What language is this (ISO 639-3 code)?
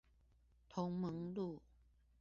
zho